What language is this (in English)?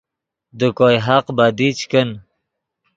Yidgha